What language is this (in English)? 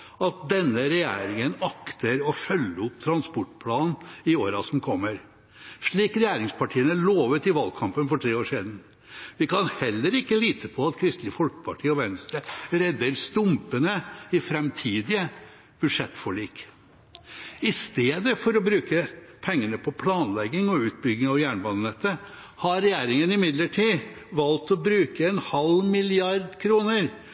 Norwegian Bokmål